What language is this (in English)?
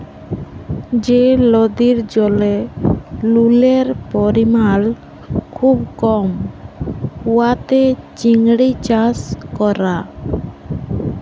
Bangla